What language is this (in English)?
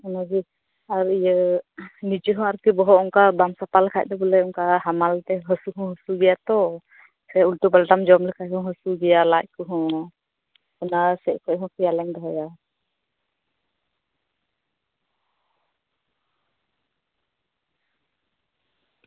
Santali